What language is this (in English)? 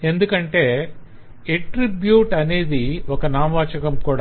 Telugu